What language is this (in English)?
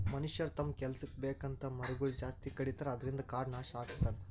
Kannada